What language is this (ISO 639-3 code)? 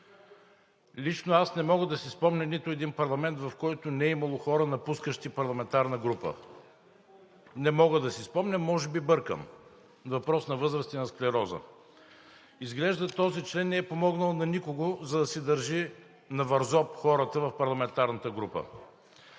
bul